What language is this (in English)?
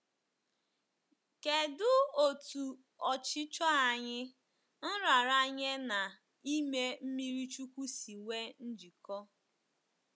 Igbo